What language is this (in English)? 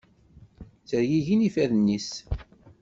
Kabyle